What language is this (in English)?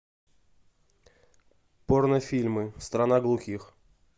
Russian